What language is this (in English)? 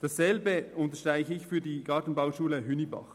Swiss German